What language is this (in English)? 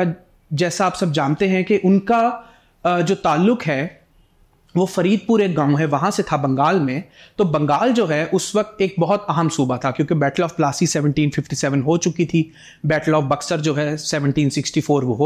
Hindi